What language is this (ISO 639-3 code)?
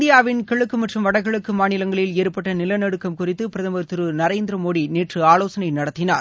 tam